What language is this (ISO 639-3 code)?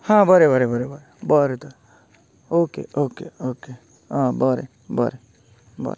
kok